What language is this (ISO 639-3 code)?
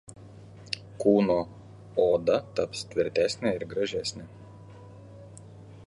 lit